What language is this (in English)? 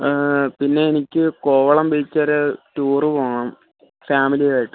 Malayalam